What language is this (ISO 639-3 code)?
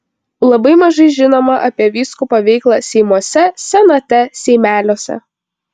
lit